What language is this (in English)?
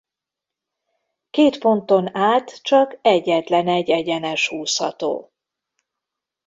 Hungarian